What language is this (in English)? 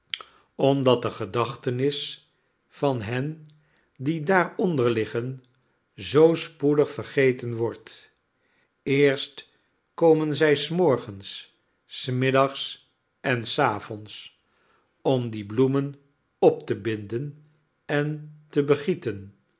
Dutch